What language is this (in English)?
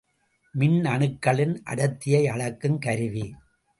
Tamil